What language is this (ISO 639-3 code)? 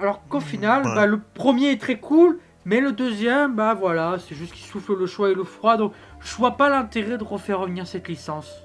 fra